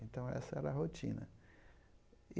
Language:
Portuguese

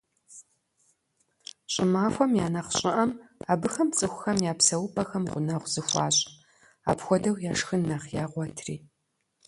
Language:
Kabardian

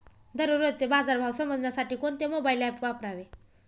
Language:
Marathi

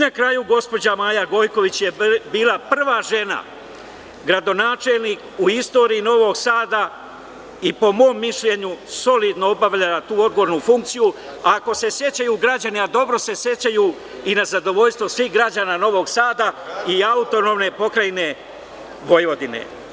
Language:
Serbian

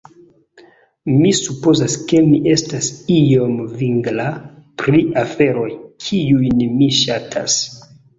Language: Esperanto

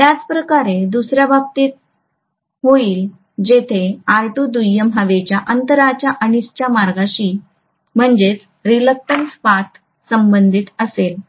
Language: Marathi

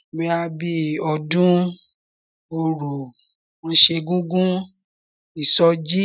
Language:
Yoruba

